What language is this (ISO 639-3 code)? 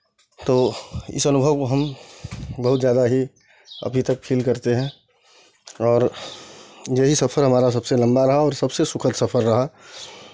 hin